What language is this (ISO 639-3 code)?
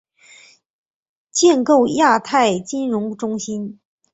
zho